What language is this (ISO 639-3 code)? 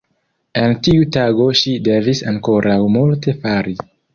epo